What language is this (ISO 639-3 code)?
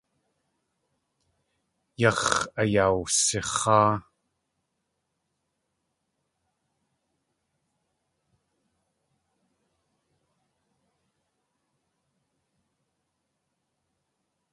tli